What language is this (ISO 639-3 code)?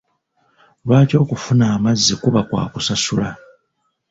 lug